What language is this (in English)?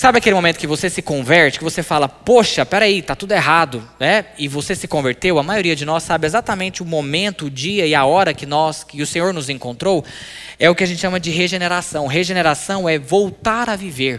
Portuguese